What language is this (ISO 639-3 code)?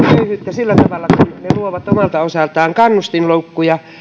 fin